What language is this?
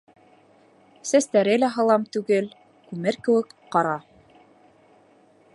Bashkir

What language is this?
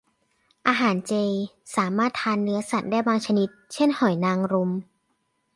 Thai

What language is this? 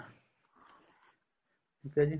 Punjabi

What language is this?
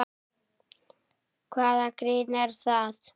Icelandic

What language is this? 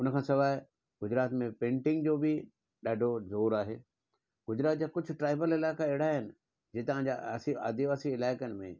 Sindhi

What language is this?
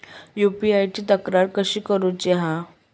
Marathi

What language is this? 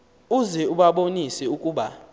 Xhosa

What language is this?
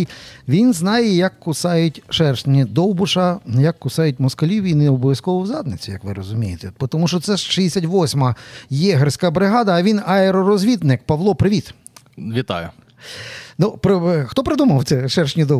Ukrainian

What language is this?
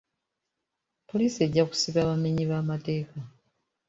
Ganda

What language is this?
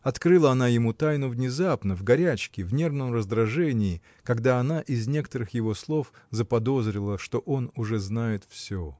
Russian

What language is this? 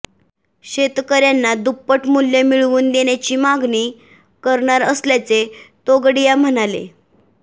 Marathi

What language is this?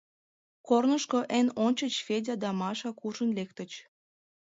Mari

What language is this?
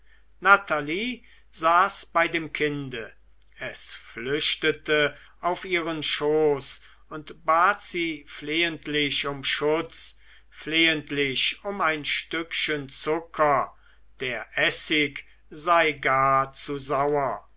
German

